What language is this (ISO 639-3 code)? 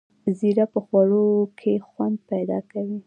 pus